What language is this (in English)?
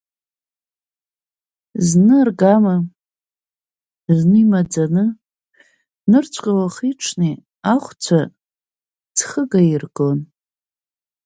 Abkhazian